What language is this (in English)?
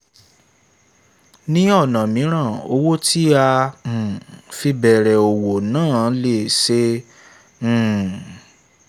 Yoruba